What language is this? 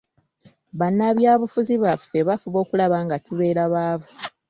Ganda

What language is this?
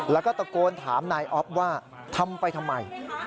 Thai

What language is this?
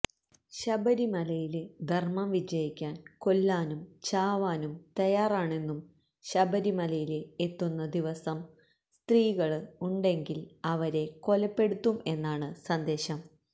Malayalam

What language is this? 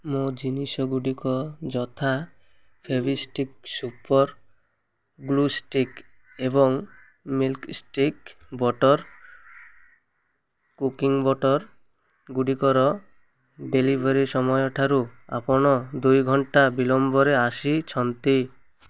Odia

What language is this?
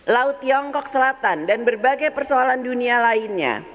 Indonesian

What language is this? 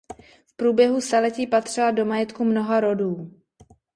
Czech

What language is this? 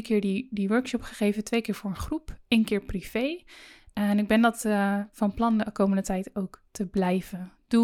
Dutch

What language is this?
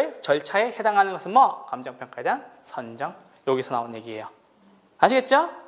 Korean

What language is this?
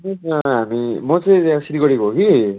Nepali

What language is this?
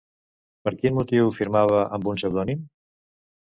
Catalan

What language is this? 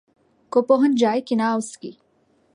Urdu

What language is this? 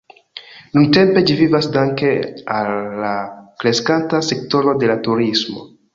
Esperanto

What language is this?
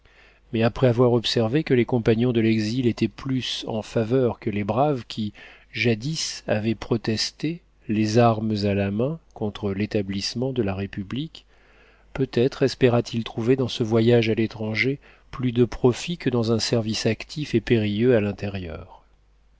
French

